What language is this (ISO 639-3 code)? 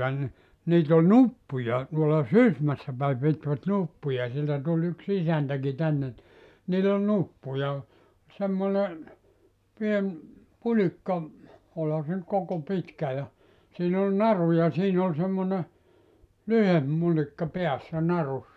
fin